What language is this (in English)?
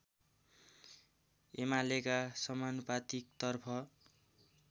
Nepali